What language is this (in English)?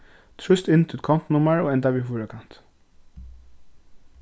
Faroese